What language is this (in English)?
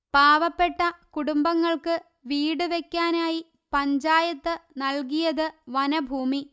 Malayalam